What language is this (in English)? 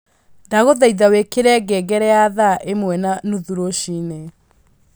Kikuyu